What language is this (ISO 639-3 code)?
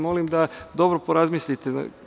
srp